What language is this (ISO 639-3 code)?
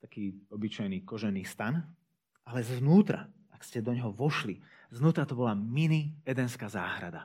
slk